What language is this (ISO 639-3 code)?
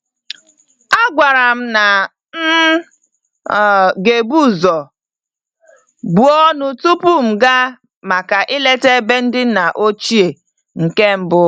ibo